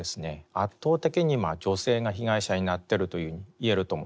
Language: Japanese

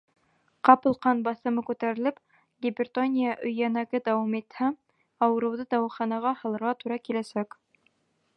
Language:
Bashkir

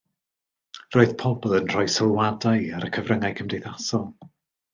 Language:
Welsh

